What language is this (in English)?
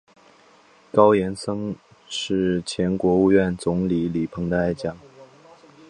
Chinese